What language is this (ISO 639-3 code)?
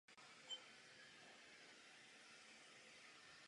ces